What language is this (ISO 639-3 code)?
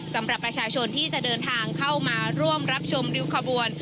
tha